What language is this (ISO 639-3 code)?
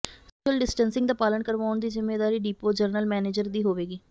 pan